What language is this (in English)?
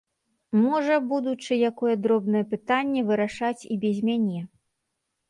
Belarusian